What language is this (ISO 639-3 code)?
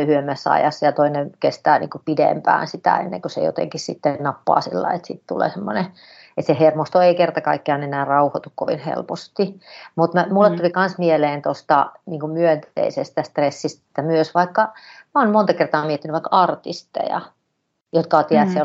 fin